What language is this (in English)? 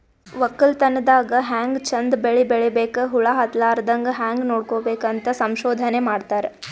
Kannada